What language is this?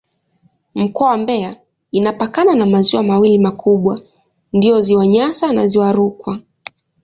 Swahili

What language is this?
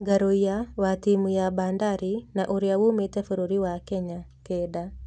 Kikuyu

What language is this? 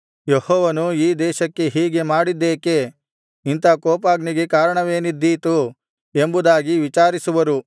Kannada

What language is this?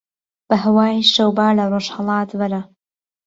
Central Kurdish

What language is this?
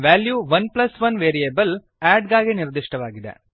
Kannada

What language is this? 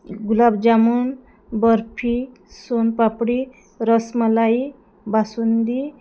Marathi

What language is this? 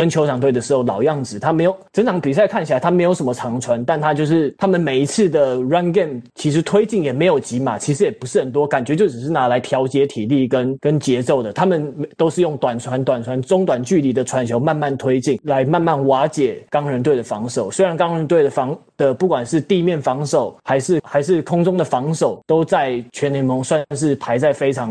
Chinese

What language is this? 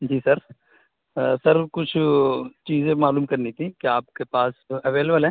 Urdu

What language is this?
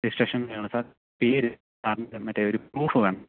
Malayalam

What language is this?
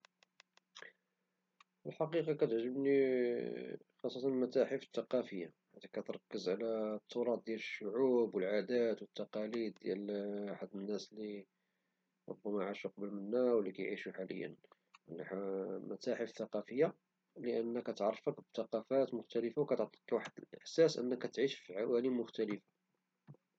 Moroccan Arabic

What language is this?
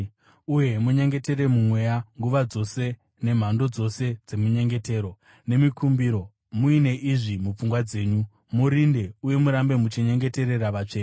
Shona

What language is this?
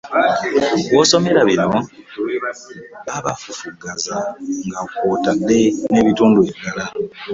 Ganda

